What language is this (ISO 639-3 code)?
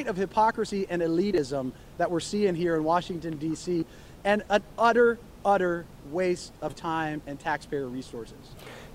eng